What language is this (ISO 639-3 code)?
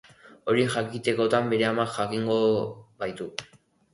eus